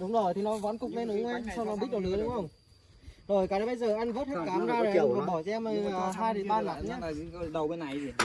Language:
Vietnamese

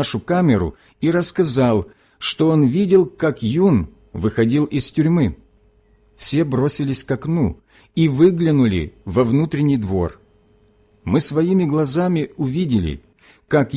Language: Russian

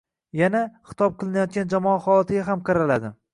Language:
Uzbek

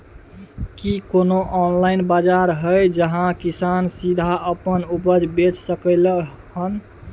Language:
Maithili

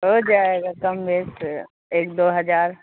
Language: Urdu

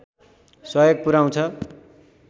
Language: Nepali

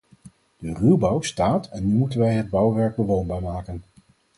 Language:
Dutch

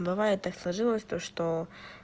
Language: Russian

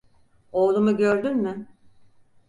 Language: Turkish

